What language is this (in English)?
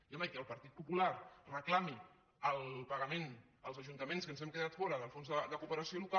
Catalan